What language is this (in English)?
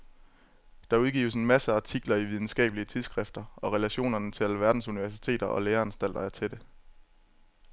Danish